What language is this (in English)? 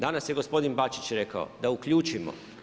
Croatian